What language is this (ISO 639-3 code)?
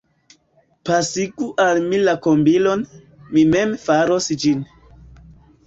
epo